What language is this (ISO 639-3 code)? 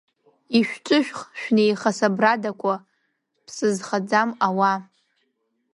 abk